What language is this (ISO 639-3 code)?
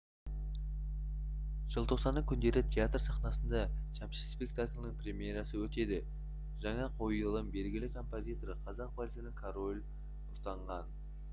kaz